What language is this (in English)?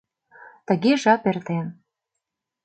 Mari